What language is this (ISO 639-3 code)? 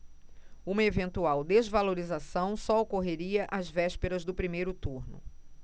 por